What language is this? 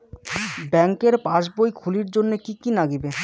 Bangla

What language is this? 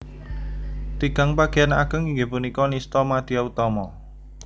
Javanese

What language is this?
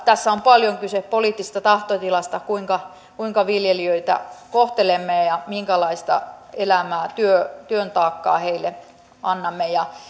Finnish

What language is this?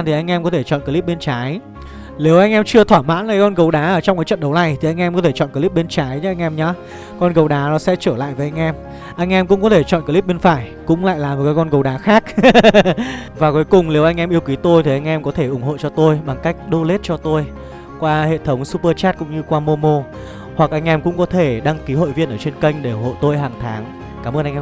Vietnamese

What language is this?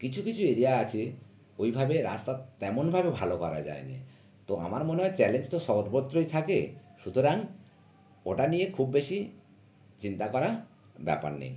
Bangla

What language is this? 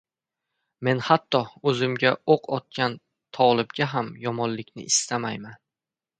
Uzbek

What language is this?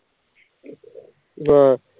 Punjabi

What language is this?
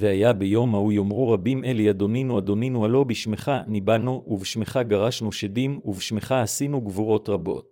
Hebrew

